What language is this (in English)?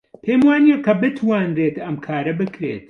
Central Kurdish